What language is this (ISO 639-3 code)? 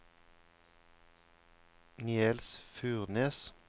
nor